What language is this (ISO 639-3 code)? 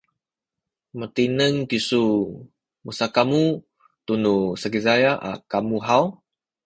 szy